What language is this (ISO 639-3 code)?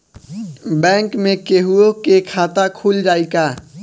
bho